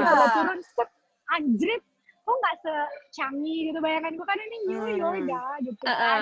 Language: Indonesian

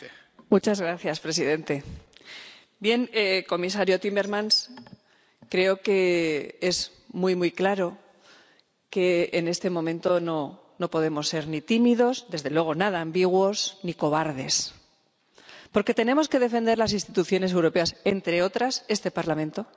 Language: Spanish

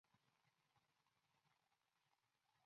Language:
Chinese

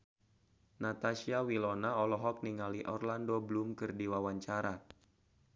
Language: Sundanese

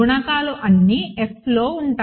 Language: Telugu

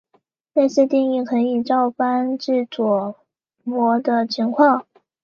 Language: Chinese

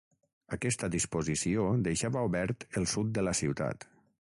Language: Catalan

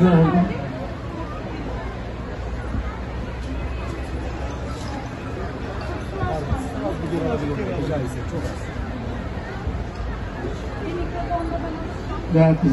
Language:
Turkish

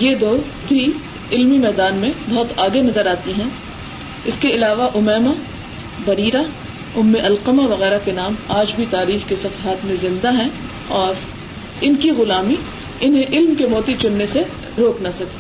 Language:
Urdu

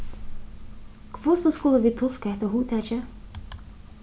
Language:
Faroese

